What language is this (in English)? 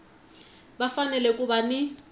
Tsonga